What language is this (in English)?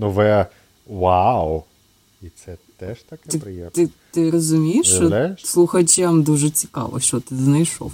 Ukrainian